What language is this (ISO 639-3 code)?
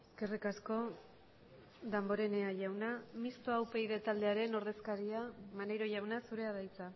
eus